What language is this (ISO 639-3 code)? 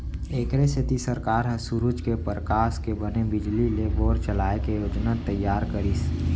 hne